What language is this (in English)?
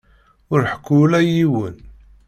Kabyle